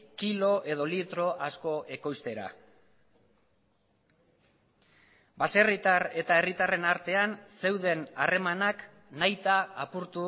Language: Basque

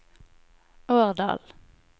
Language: Norwegian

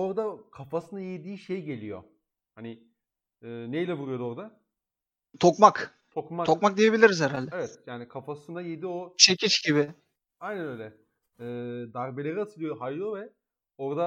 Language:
Turkish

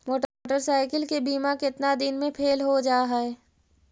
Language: Magahi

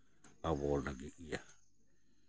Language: Santali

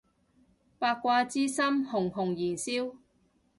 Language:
Cantonese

